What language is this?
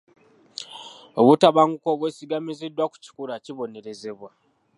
Ganda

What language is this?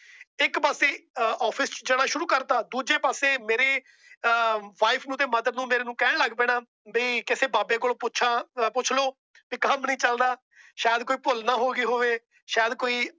Punjabi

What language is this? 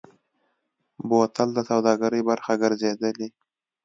Pashto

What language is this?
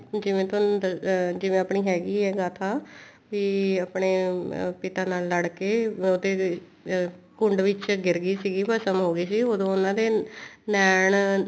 Punjabi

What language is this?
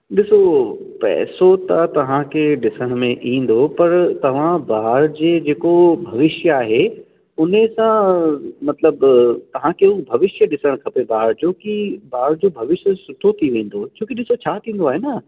Sindhi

